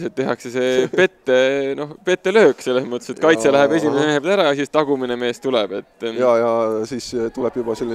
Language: Italian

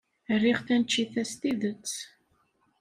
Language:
Kabyle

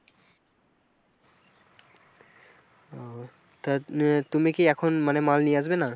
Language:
Bangla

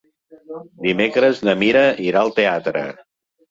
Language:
Catalan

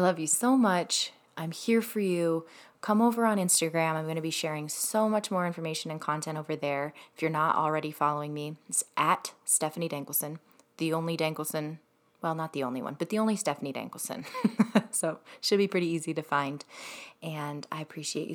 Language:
English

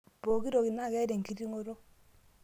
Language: Masai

